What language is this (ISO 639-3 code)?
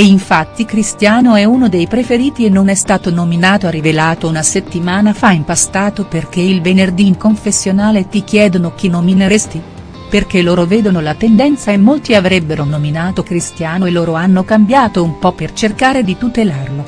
ita